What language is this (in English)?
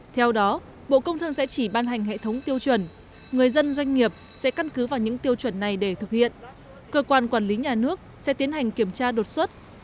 Vietnamese